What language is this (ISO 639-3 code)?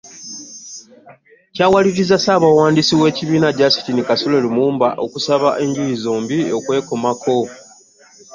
lug